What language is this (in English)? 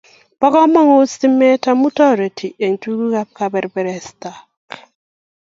Kalenjin